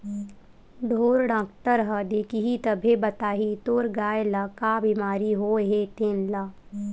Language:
Chhattisgarhi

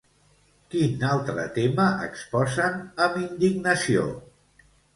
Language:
Catalan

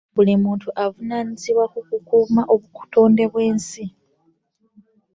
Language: Ganda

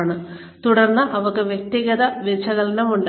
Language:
Malayalam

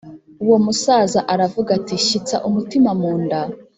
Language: Kinyarwanda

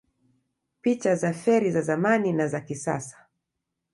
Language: Swahili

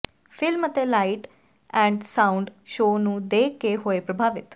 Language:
Punjabi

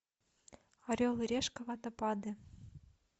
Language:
Russian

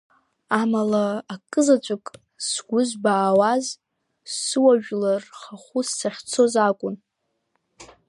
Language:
Abkhazian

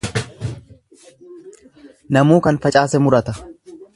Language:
Oromo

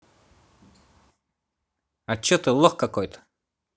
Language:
Russian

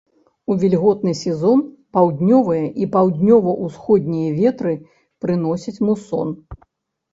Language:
Belarusian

